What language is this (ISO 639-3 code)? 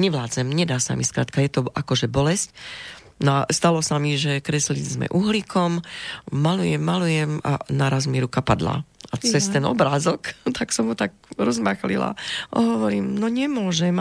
slk